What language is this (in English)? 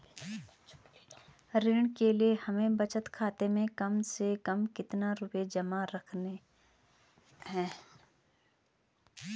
Hindi